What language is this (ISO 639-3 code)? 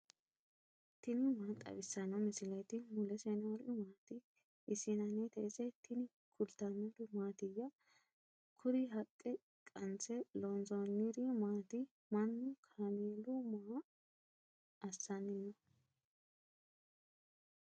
sid